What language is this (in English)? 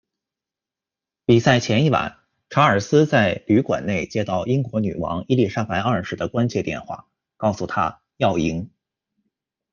Chinese